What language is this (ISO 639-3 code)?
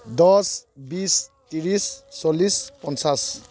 asm